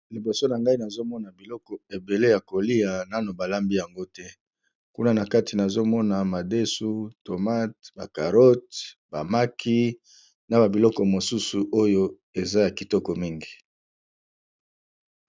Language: Lingala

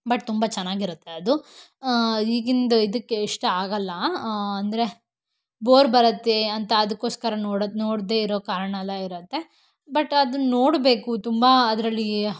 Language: Kannada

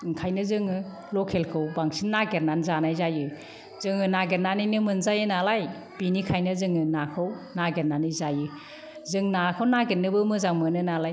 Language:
Bodo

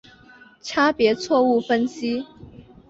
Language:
Chinese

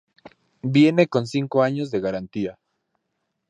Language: Spanish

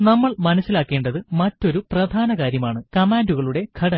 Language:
Malayalam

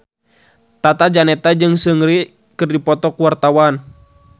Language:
Sundanese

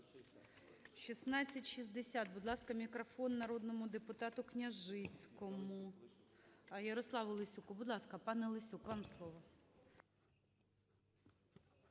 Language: Ukrainian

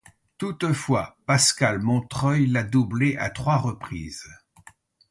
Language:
French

